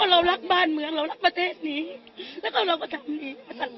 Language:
Thai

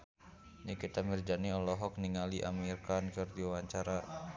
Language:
Sundanese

